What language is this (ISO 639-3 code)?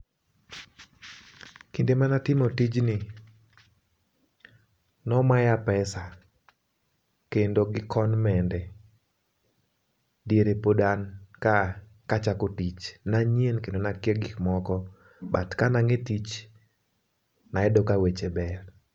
luo